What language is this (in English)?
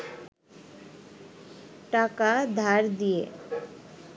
Bangla